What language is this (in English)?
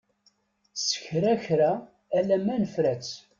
Kabyle